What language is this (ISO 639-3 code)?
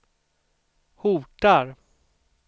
swe